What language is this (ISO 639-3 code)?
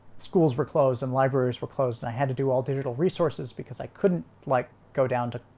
eng